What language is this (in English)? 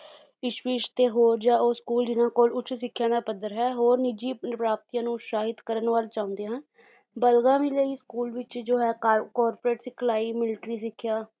Punjabi